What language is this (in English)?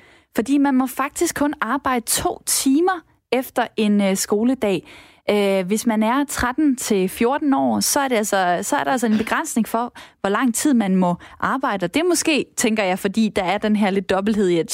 Danish